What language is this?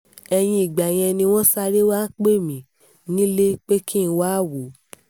Yoruba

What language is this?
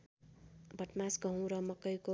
Nepali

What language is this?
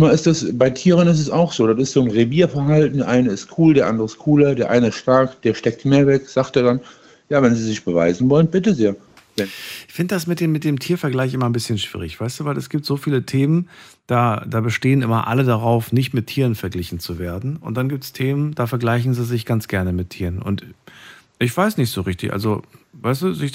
German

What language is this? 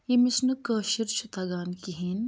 Kashmiri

